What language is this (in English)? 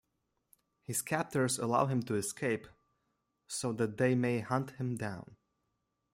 English